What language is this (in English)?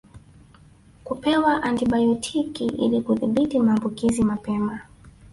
Swahili